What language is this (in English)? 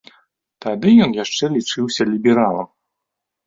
Belarusian